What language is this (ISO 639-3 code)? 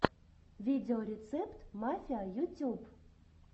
rus